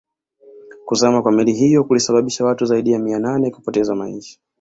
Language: Swahili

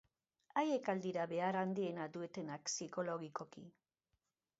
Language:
Basque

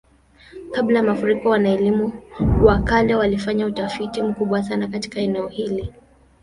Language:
Swahili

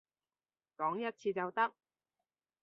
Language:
Cantonese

